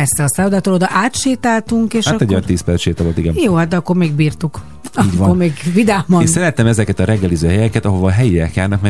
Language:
Hungarian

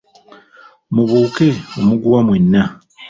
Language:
Ganda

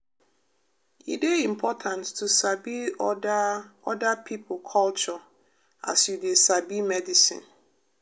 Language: Nigerian Pidgin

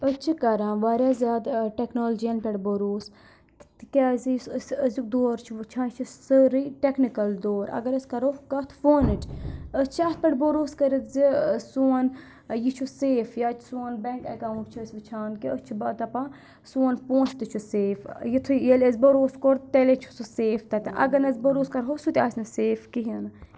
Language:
Kashmiri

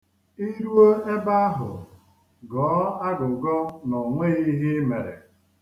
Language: Igbo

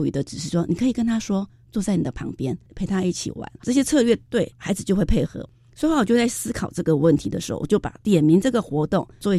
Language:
Chinese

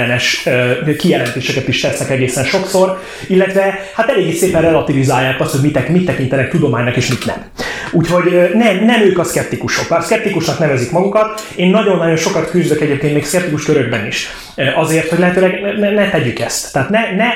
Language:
Hungarian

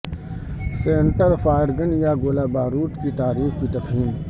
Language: Urdu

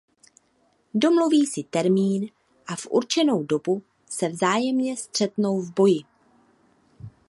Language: Czech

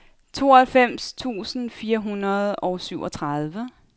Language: Danish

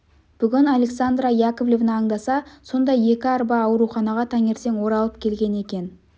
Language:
Kazakh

